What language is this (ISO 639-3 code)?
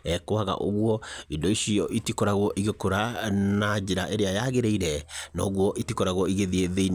kik